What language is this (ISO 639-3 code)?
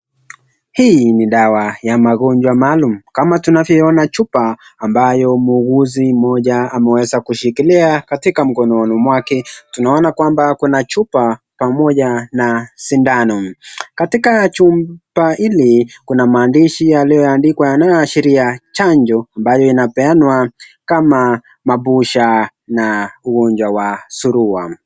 swa